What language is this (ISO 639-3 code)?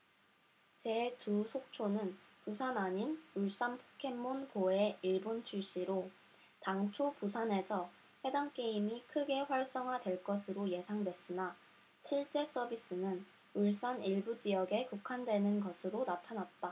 kor